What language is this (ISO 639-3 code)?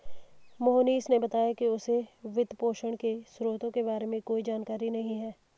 hin